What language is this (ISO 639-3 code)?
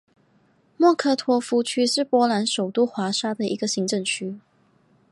zho